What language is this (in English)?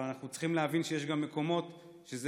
Hebrew